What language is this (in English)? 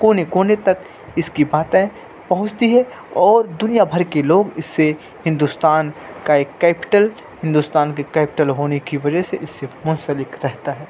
Urdu